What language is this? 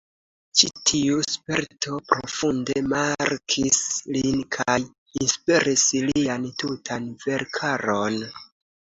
Esperanto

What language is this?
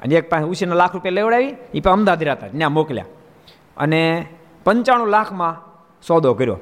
Gujarati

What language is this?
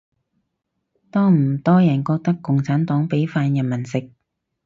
Cantonese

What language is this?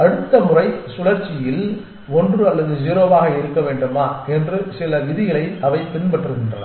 Tamil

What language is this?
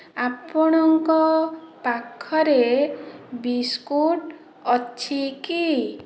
Odia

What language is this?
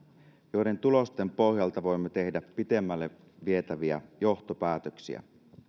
Finnish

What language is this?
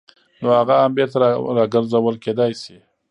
Pashto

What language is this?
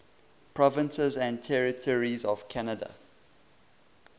English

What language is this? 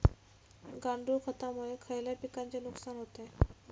Marathi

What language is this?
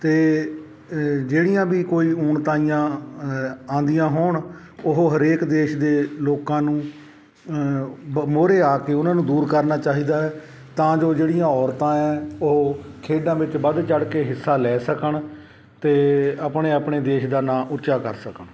Punjabi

